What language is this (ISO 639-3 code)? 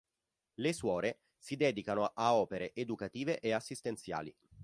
ita